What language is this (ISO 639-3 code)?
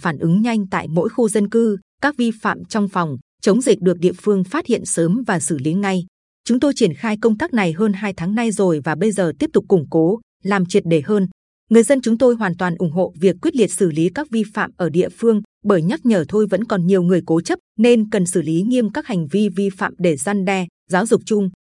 vie